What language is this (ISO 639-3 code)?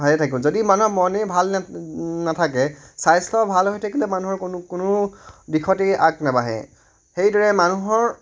asm